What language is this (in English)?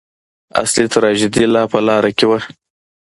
Pashto